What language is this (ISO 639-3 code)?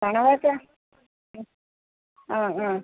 mal